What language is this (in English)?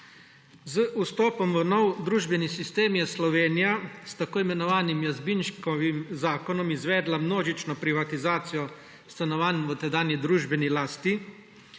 Slovenian